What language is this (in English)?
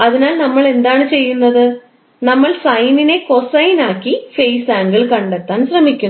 Malayalam